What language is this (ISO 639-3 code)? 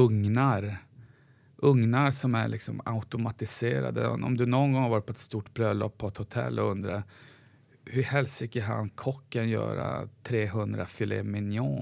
swe